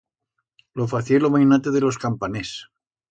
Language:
Aragonese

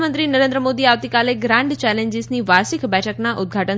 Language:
Gujarati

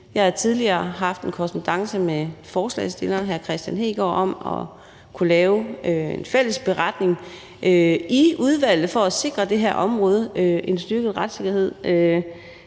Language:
Danish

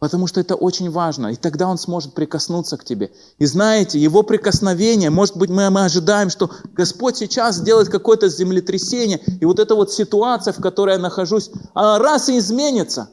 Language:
Russian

